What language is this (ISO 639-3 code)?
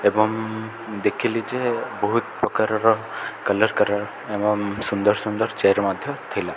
ori